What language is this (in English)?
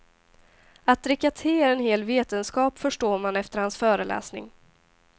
Swedish